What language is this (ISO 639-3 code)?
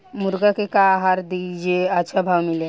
bho